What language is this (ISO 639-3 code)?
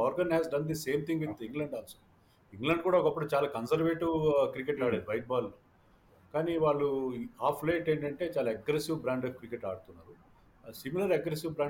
tel